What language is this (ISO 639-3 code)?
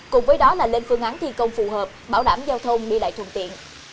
vie